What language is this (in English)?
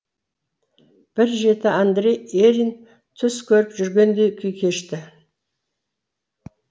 Kazakh